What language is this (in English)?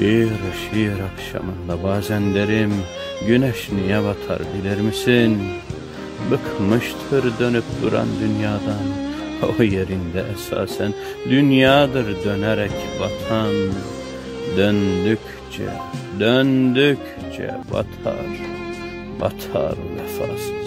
Turkish